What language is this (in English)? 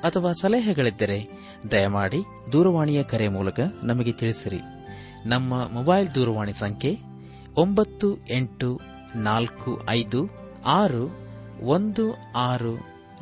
Kannada